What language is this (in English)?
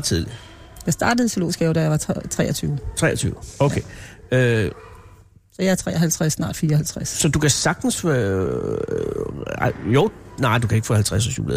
Danish